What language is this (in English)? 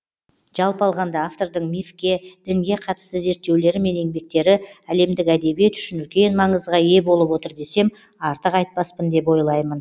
Kazakh